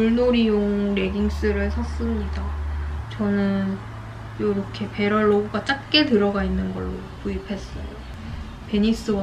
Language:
Korean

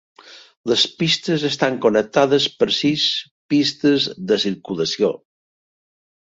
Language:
Catalan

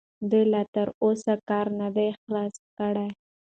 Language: Pashto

